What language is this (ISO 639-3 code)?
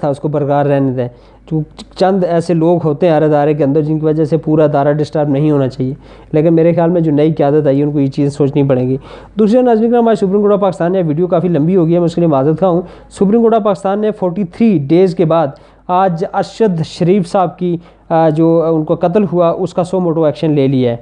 urd